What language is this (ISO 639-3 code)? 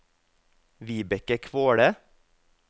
nor